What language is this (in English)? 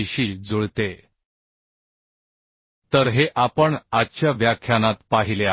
Marathi